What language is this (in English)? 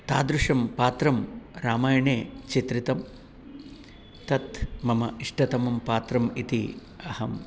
Sanskrit